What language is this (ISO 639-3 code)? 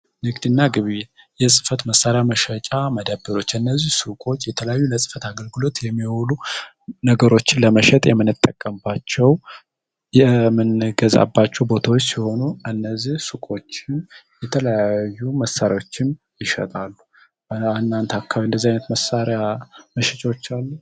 amh